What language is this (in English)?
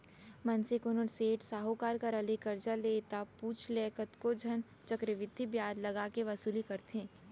Chhattisgarhi